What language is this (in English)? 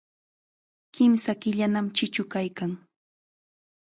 Chiquián Ancash Quechua